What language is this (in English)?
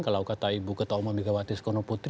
Indonesian